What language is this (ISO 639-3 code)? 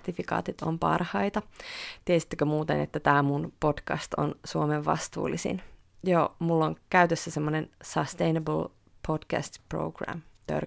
fin